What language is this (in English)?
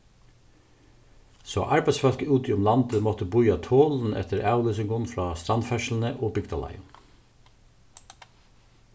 Faroese